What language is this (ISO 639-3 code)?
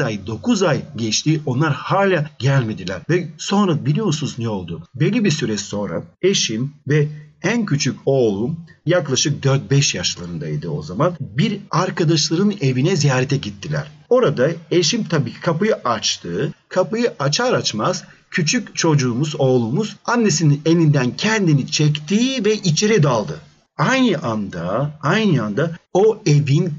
tur